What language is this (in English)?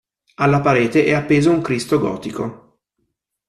Italian